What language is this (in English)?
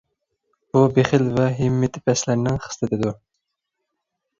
Uyghur